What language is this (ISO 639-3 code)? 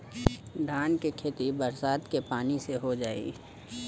bho